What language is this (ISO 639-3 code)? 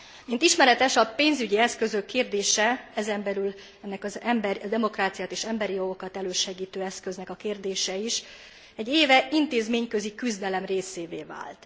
hun